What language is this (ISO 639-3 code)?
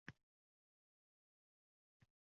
uzb